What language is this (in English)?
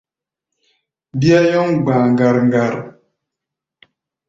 Gbaya